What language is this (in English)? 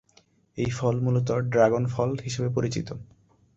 Bangla